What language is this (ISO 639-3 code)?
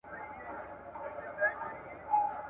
pus